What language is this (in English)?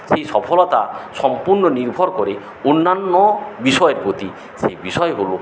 Bangla